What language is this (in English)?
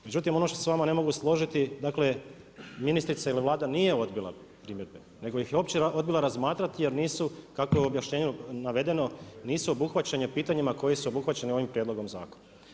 Croatian